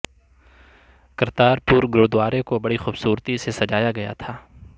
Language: Urdu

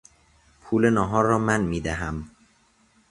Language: Persian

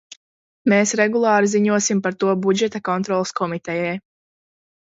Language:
Latvian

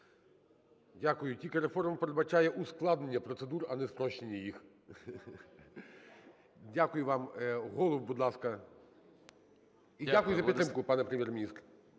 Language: Ukrainian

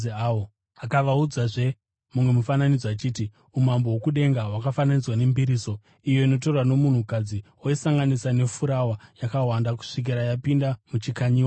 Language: Shona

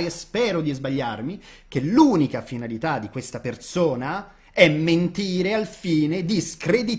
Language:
Italian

